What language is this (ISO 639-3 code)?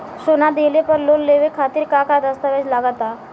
bho